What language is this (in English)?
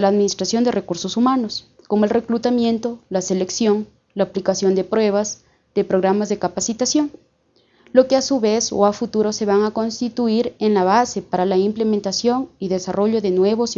Spanish